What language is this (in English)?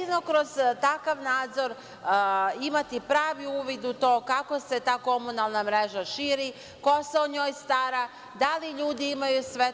Serbian